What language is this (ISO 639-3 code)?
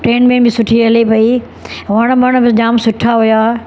snd